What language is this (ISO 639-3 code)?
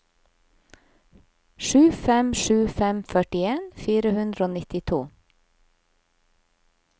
nor